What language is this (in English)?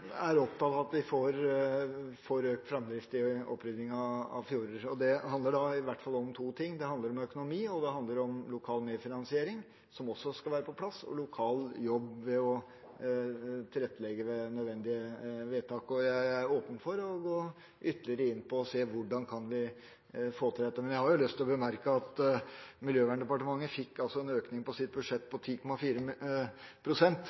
Norwegian Bokmål